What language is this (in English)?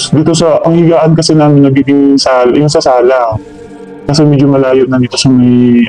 Filipino